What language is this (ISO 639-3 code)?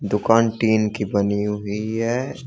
hin